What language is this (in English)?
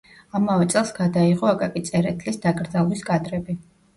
Georgian